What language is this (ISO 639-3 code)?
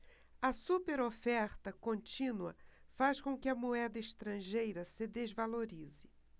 por